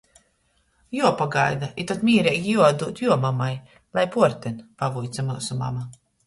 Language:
Latgalian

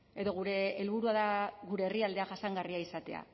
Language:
Basque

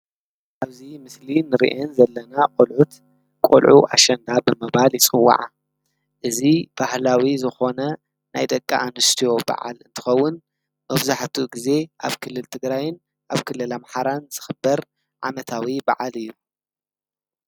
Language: Tigrinya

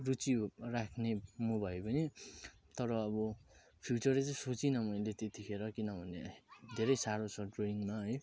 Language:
Nepali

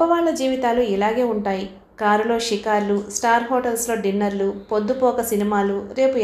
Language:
Telugu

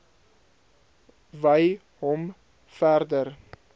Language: Afrikaans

